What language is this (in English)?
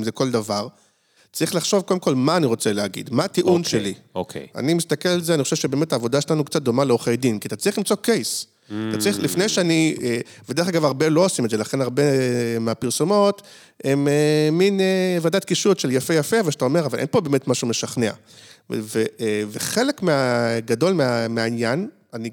Hebrew